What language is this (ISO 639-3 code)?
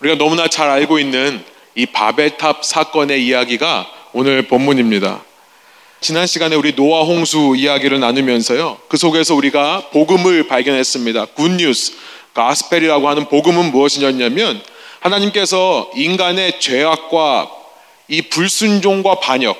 kor